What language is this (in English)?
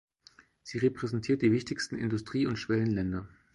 German